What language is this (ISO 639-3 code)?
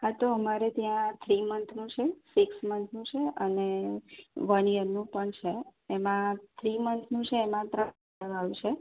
guj